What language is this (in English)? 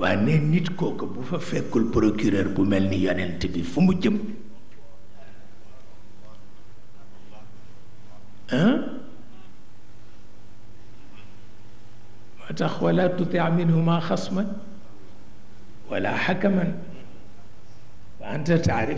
Indonesian